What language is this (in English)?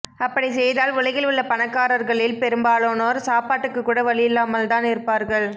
Tamil